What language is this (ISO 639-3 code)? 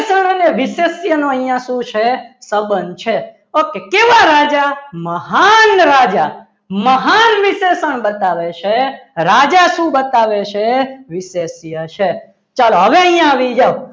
guj